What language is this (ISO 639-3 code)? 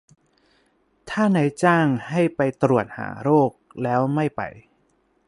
tha